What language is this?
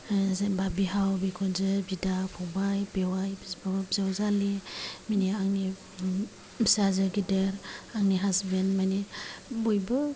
Bodo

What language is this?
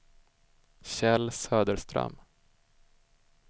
Swedish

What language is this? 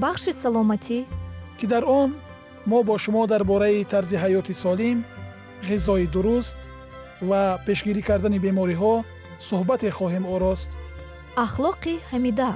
Persian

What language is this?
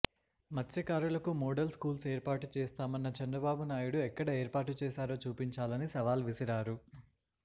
Telugu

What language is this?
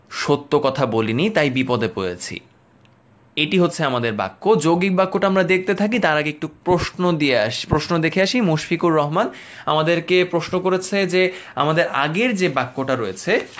Bangla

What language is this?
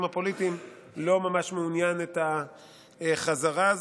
Hebrew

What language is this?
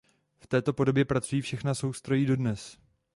Czech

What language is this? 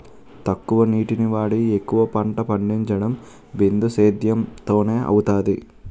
Telugu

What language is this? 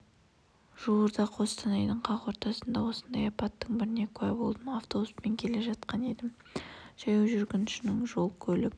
Kazakh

